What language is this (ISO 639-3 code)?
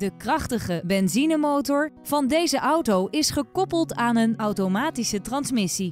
nld